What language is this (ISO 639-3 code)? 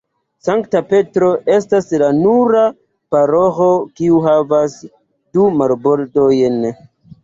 epo